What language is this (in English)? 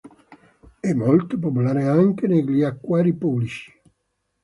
Italian